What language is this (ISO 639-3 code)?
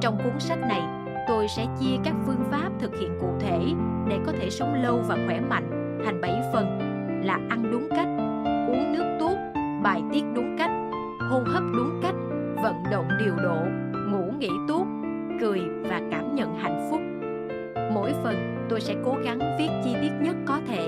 vie